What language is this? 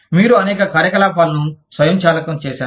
Telugu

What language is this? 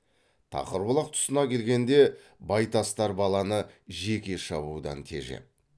Kazakh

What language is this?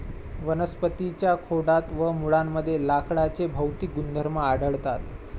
Marathi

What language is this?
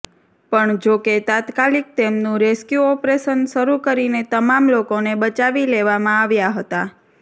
Gujarati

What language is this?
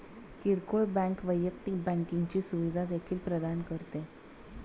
Marathi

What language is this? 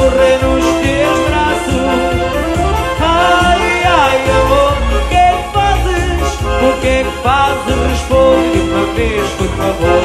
Portuguese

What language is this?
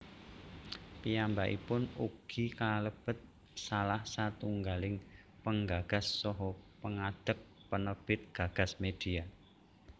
Javanese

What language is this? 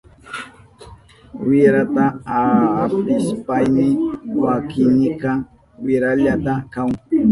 Southern Pastaza Quechua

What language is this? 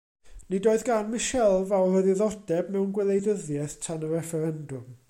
Welsh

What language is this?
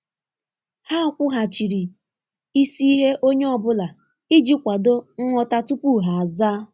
Igbo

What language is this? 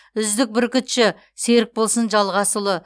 Kazakh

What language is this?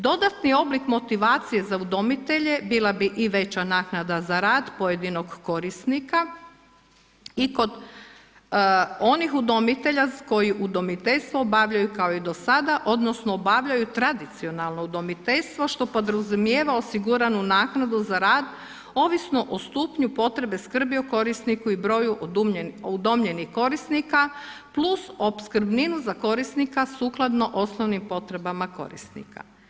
Croatian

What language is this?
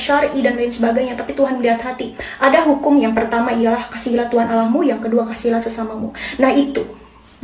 Indonesian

